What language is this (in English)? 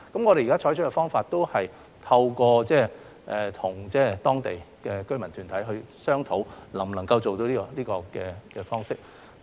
Cantonese